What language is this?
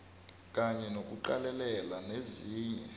South Ndebele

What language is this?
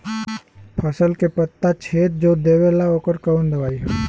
Bhojpuri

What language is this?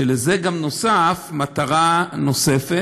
Hebrew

